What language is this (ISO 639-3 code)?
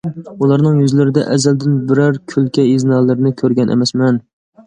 uig